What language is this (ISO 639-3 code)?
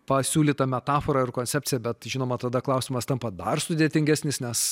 lit